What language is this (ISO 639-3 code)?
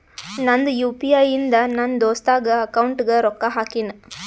kan